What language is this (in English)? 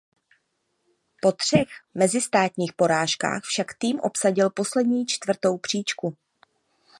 Czech